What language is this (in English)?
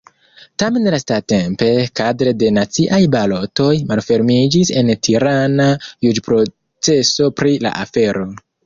Esperanto